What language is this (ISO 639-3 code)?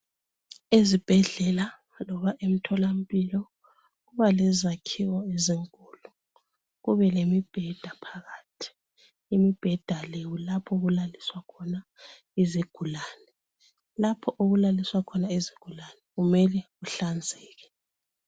nde